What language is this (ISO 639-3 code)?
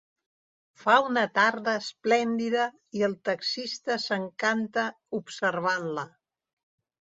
cat